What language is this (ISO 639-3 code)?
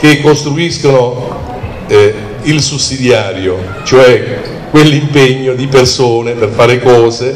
ita